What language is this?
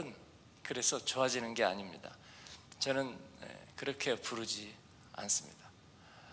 Korean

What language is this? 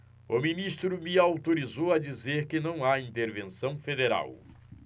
Portuguese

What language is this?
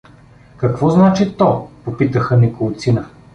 Bulgarian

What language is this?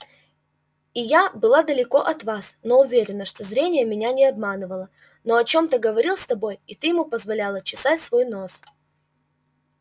Russian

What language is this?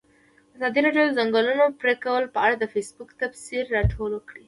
Pashto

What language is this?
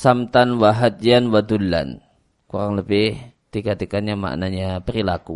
Indonesian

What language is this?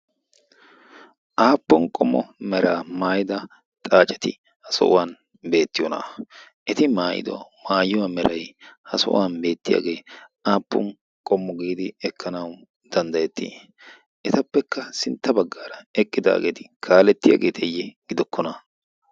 Wolaytta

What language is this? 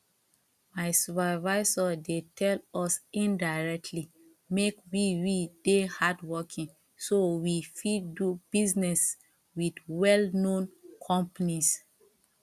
Nigerian Pidgin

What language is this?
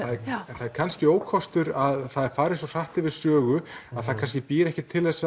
Icelandic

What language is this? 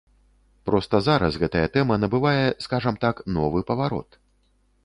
Belarusian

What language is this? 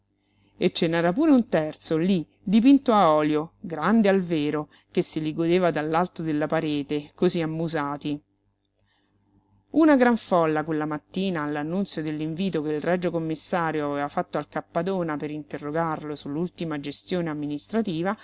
Italian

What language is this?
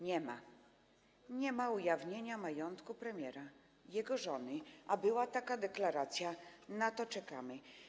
Polish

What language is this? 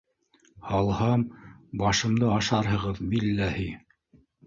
Bashkir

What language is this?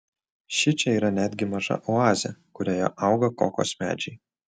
Lithuanian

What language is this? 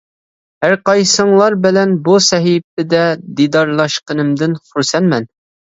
Uyghur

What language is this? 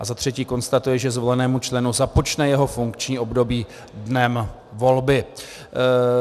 Czech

